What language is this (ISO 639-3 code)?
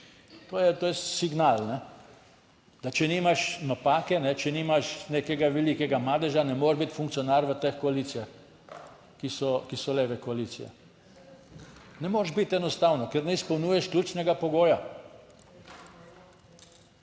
slv